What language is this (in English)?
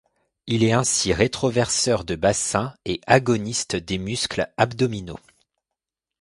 French